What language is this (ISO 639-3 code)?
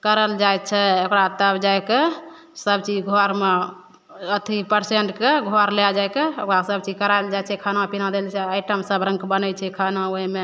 mai